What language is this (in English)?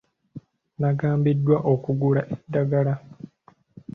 Ganda